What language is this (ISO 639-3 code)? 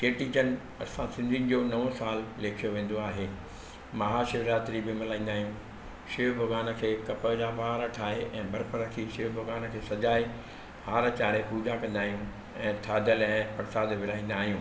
snd